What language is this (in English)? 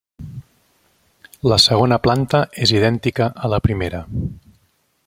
Catalan